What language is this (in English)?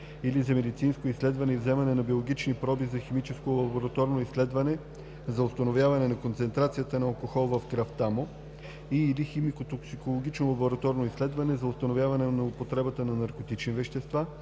Bulgarian